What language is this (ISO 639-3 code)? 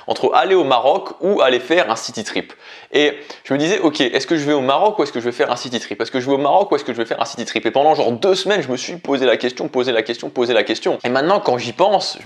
fra